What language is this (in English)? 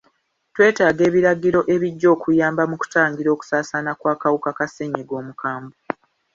Ganda